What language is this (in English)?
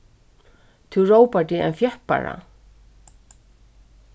Faroese